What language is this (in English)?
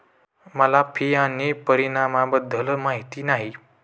Marathi